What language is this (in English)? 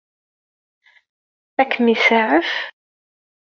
Kabyle